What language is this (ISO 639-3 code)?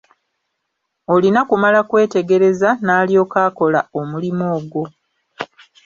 lug